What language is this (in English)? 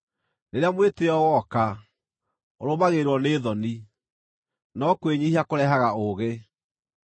Kikuyu